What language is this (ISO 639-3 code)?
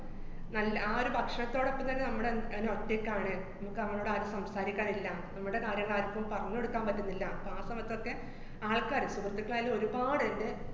mal